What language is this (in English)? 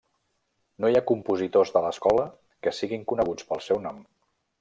Catalan